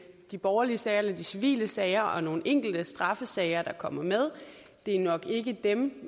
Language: Danish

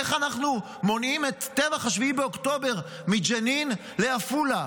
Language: Hebrew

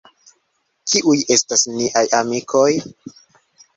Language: Esperanto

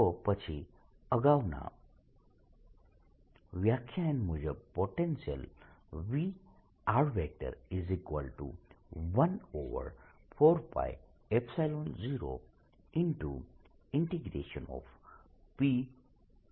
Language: Gujarati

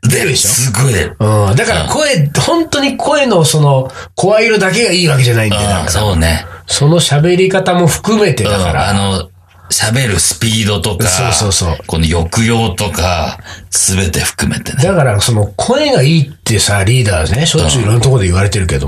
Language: Japanese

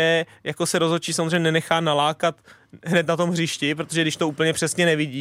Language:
Czech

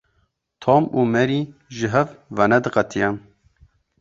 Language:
Kurdish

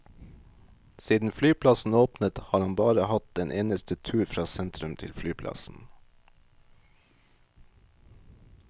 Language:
Norwegian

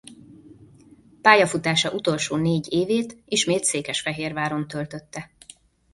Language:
Hungarian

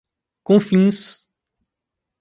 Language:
Portuguese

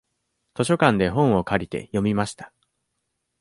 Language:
Japanese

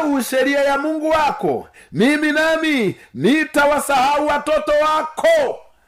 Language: Swahili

